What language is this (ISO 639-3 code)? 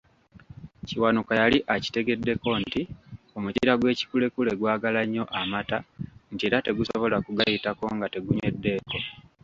lug